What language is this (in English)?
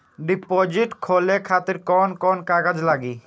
Bhojpuri